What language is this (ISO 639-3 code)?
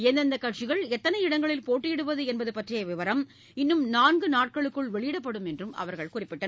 tam